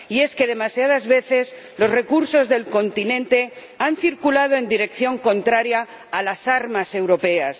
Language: Spanish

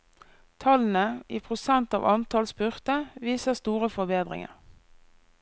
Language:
Norwegian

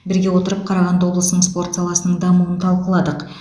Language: Kazakh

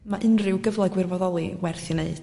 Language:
Welsh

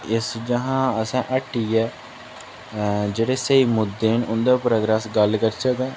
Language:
Dogri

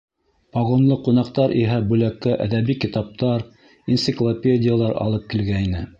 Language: Bashkir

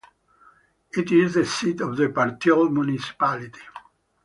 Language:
English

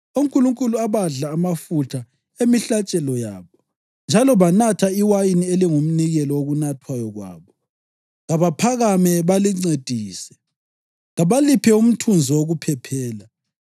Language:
North Ndebele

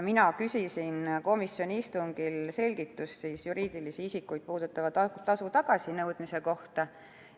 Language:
Estonian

